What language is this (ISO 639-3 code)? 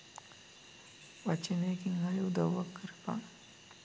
sin